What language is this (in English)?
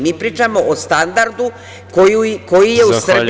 Serbian